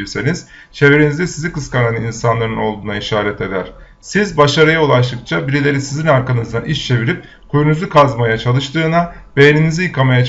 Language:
Turkish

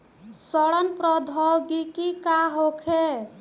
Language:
Bhojpuri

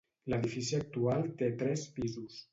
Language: Catalan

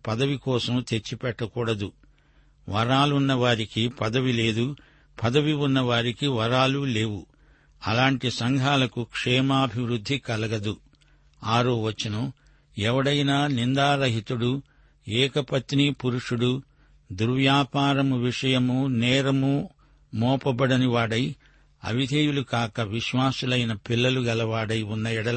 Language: Telugu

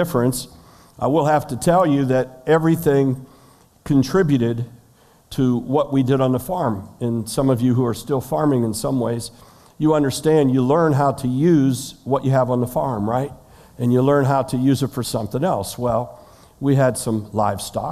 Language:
English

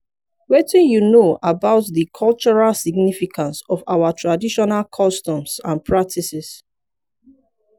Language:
Nigerian Pidgin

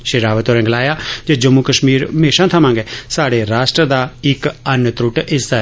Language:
Dogri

